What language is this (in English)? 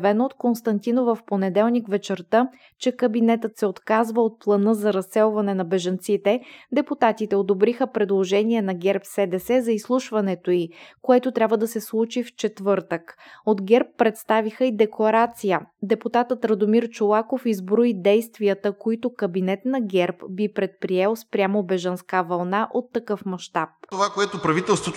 Bulgarian